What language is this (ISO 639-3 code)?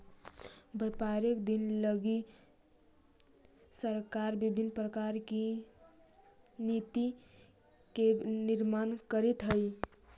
mag